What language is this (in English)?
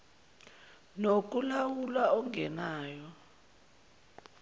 Zulu